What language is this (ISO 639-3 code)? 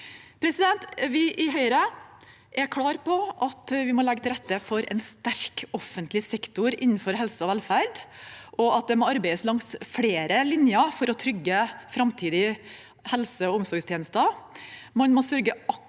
nor